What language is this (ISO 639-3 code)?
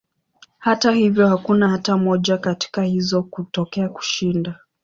swa